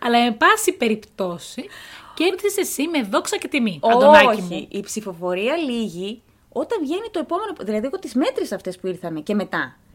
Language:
Greek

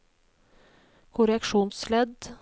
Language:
Norwegian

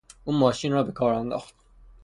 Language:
Persian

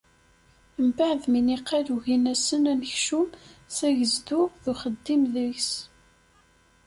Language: Kabyle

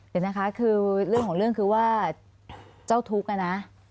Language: Thai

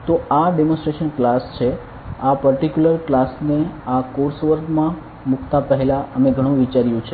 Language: Gujarati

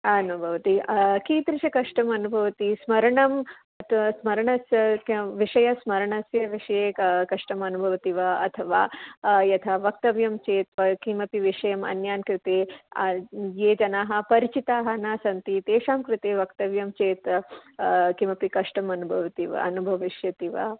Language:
Sanskrit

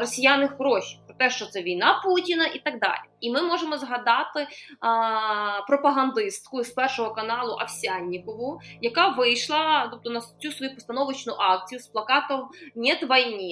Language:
Ukrainian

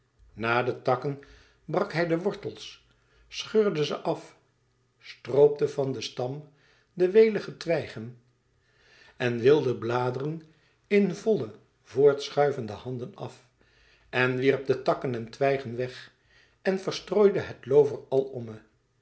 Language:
Dutch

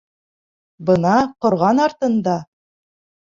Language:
Bashkir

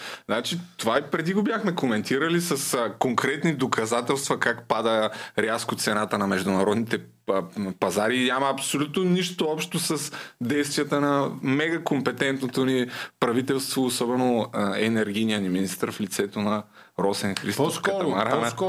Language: Bulgarian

